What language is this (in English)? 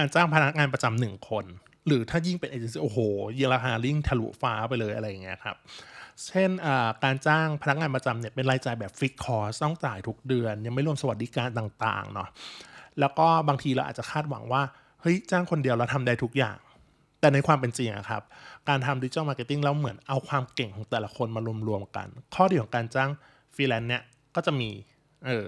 Thai